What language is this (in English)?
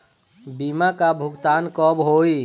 Bhojpuri